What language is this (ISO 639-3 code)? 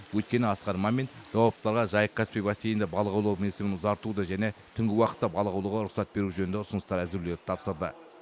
kaz